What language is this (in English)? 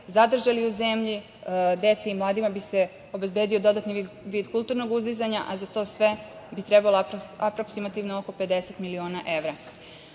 Serbian